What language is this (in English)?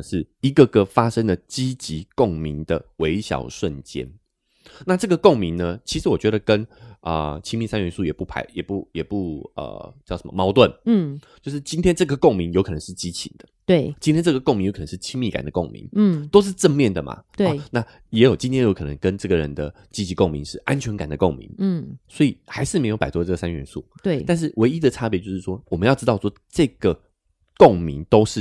Chinese